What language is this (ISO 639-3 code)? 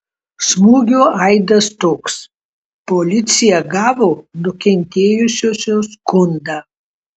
lit